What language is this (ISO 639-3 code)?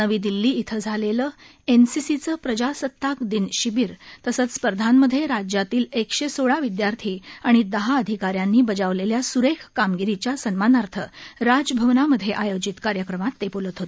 mar